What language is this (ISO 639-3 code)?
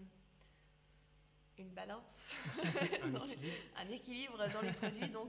fra